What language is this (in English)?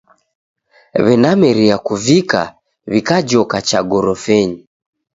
Taita